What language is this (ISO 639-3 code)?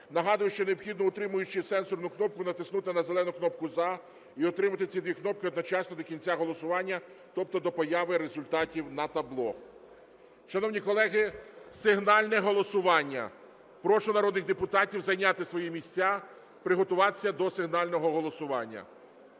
ukr